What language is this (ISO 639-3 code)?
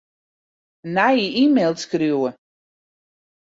fry